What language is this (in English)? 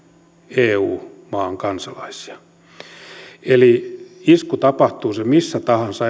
Finnish